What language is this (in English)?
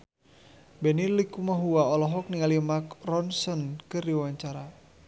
Sundanese